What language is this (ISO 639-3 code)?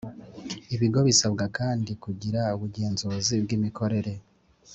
kin